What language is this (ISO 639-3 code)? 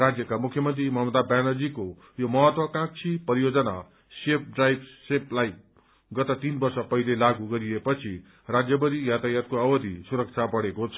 nep